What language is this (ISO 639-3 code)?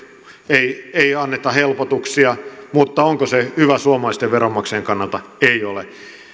fin